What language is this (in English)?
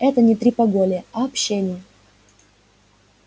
Russian